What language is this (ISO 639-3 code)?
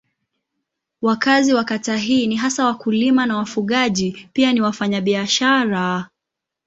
swa